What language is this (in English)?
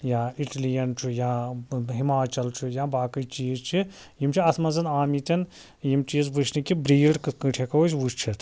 Kashmiri